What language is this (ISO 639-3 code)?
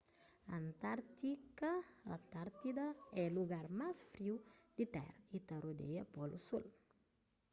kea